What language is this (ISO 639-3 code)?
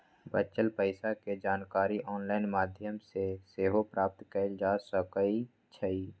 mag